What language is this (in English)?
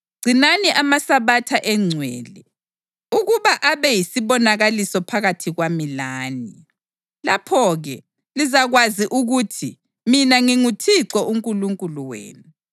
North Ndebele